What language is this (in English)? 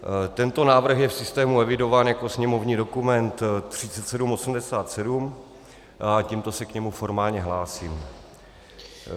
Czech